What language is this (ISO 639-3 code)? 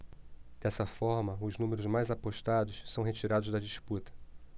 por